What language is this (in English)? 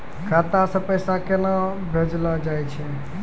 Maithili